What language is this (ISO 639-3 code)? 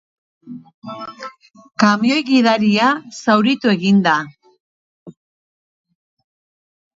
eus